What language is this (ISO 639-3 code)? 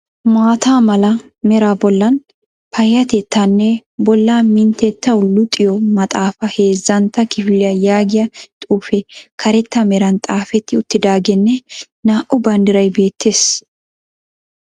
wal